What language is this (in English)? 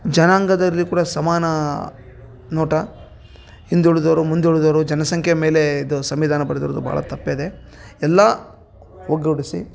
Kannada